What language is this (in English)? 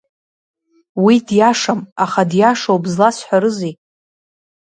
Abkhazian